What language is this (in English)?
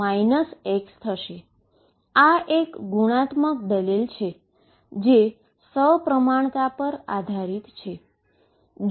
Gujarati